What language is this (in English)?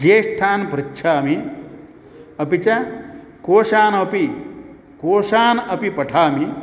Sanskrit